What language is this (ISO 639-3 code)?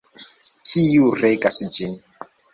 epo